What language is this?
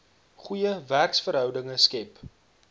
Afrikaans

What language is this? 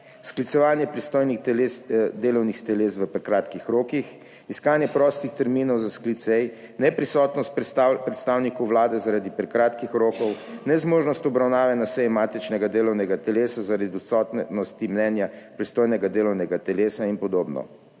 Slovenian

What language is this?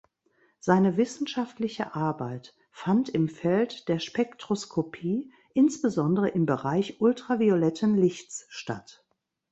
German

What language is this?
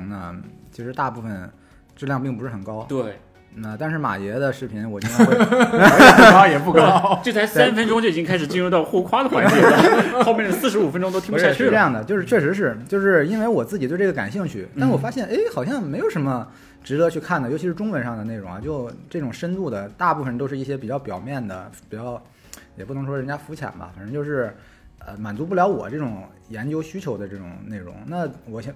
Chinese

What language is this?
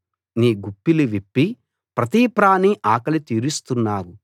Telugu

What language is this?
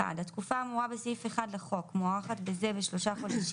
Hebrew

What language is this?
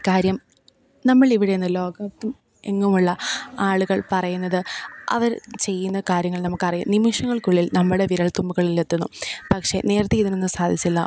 Malayalam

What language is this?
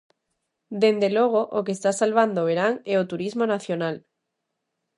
Galician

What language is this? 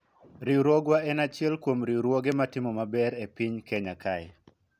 Luo (Kenya and Tanzania)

